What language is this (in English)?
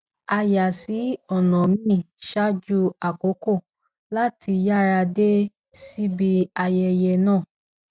Yoruba